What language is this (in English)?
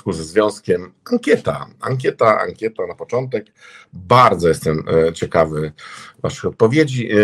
Polish